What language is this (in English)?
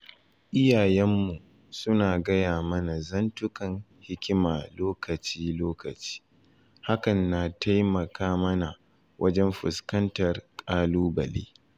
Hausa